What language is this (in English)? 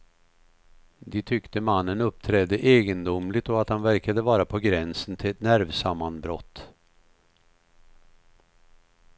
Swedish